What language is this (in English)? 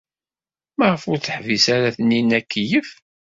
Kabyle